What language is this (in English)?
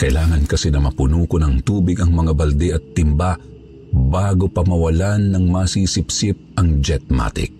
Filipino